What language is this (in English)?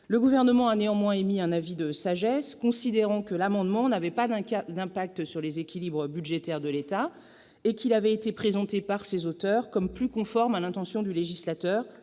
French